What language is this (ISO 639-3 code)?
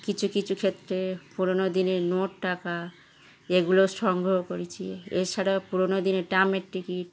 ben